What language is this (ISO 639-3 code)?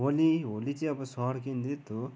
nep